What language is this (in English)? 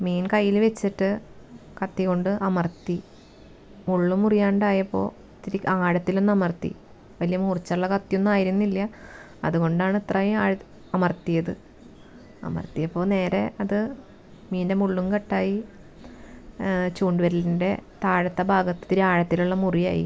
Malayalam